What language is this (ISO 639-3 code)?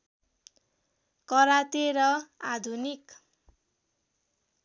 nep